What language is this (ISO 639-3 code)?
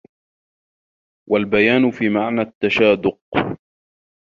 ara